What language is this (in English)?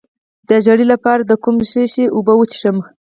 Pashto